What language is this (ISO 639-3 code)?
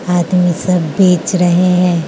hin